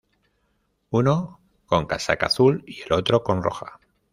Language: Spanish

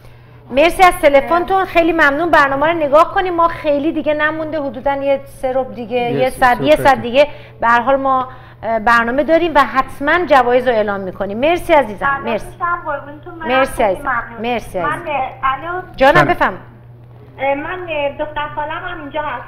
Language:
Persian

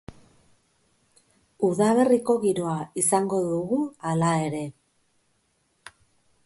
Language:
Basque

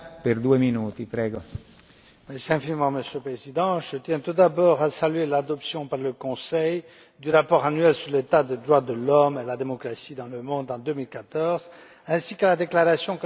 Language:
French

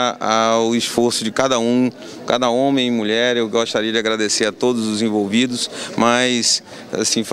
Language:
Portuguese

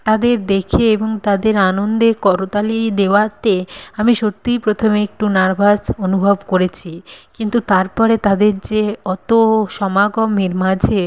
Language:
Bangla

